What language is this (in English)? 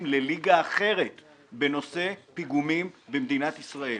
Hebrew